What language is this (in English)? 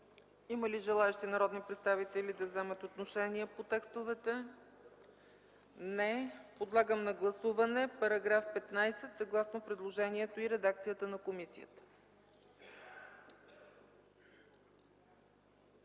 Bulgarian